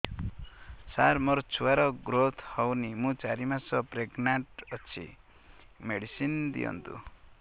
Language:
Odia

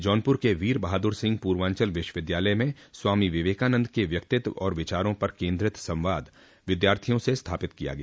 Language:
Hindi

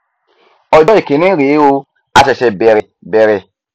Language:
Yoruba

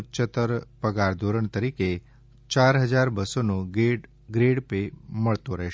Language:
Gujarati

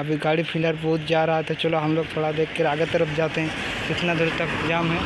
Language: Hindi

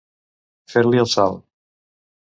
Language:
Catalan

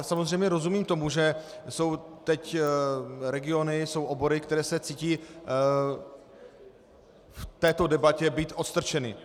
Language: Czech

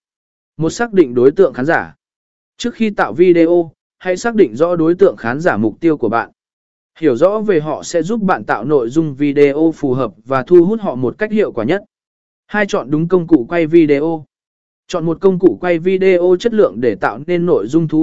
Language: Vietnamese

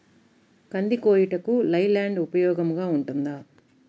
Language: Telugu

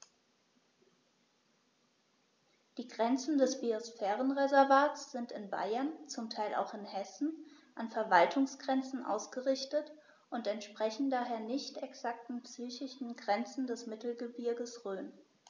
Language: German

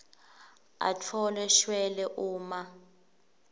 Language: Swati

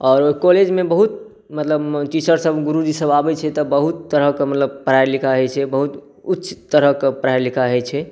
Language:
Maithili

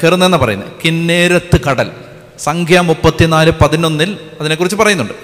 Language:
Malayalam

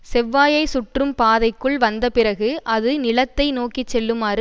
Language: Tamil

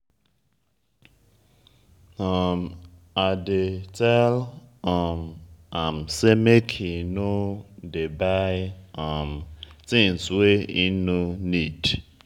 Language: Nigerian Pidgin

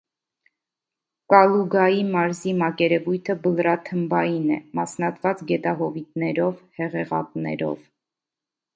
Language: Armenian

